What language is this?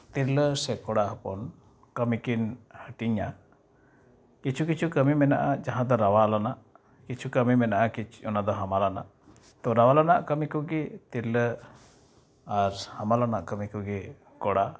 Santali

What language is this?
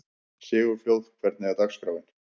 Icelandic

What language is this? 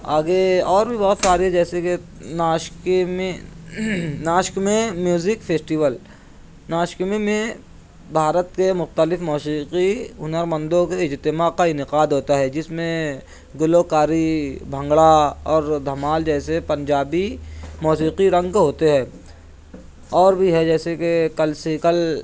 Urdu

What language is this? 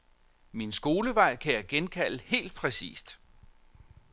Danish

